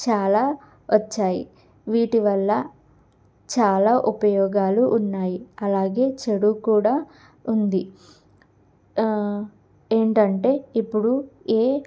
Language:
Telugu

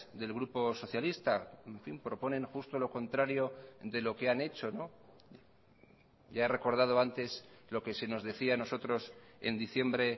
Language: Spanish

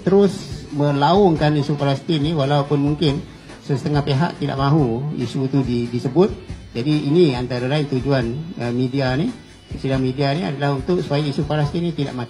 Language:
Malay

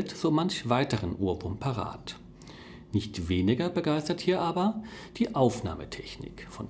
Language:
German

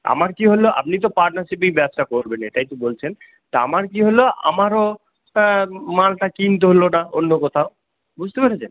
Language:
Bangla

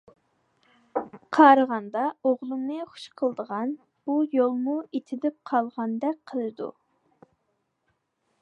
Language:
Uyghur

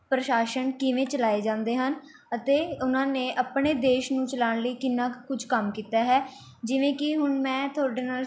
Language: Punjabi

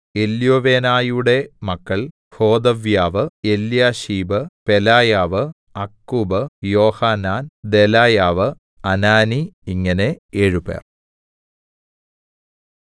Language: Malayalam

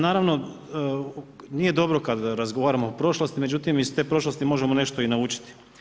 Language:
Croatian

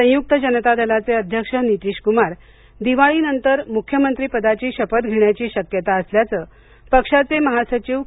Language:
Marathi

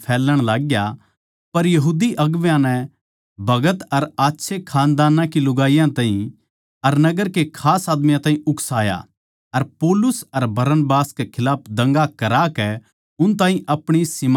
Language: Haryanvi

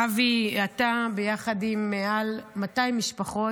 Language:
Hebrew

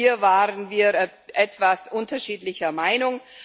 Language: German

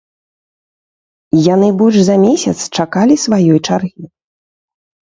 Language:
Belarusian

